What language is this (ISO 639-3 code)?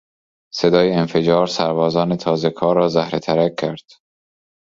fas